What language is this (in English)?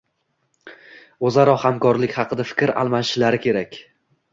Uzbek